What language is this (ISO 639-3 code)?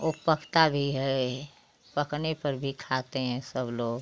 hin